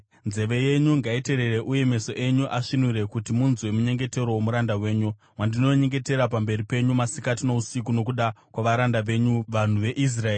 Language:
Shona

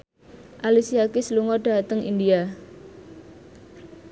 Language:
Javanese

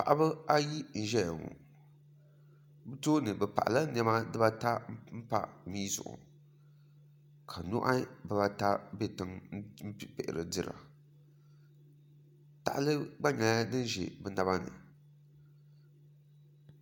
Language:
Dagbani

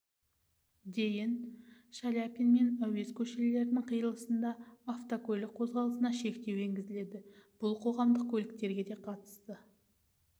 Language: Kazakh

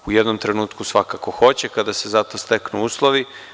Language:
Serbian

